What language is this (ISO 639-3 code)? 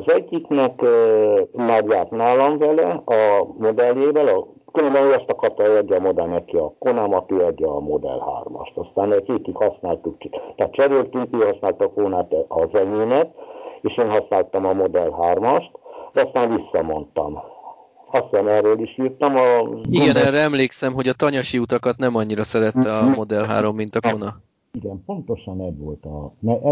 hun